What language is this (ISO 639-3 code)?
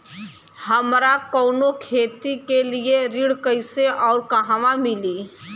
bho